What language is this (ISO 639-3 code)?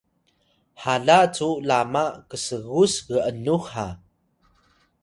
tay